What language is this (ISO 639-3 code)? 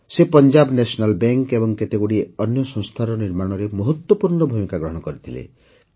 ori